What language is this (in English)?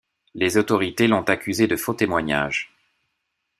French